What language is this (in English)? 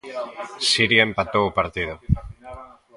Galician